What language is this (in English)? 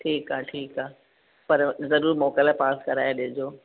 Sindhi